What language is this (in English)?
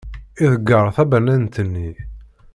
Kabyle